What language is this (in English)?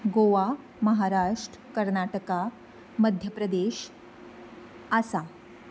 Konkani